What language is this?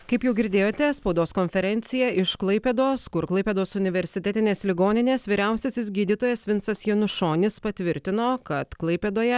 Lithuanian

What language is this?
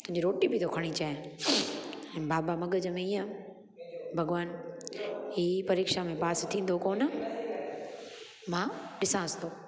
Sindhi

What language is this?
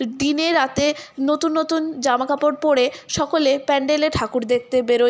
Bangla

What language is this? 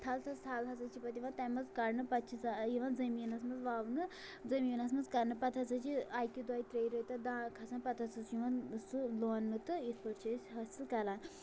Kashmiri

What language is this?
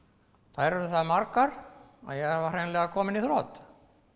Icelandic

